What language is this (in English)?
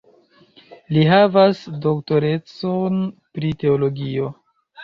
Esperanto